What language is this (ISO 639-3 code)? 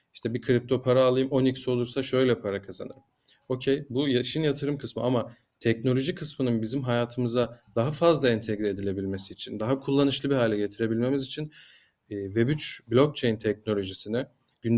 tur